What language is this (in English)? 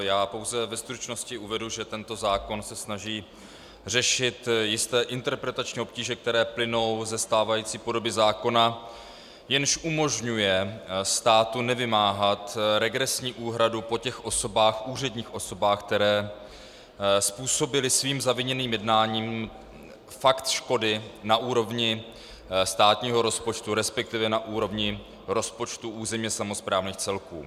Czech